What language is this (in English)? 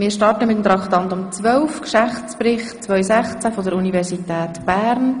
Swiss German